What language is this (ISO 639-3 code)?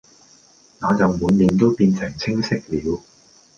yue